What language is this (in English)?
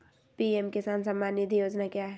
Magahi